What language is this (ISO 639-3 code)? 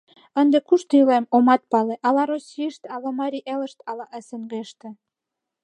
chm